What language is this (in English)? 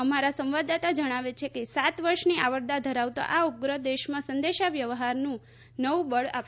Gujarati